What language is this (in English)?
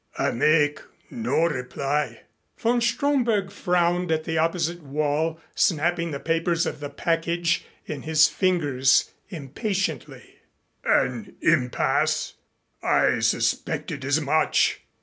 English